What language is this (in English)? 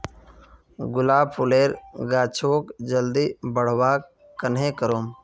Magahi